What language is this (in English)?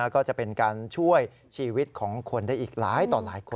Thai